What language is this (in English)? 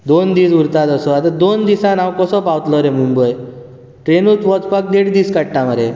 Konkani